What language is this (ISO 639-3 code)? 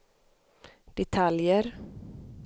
swe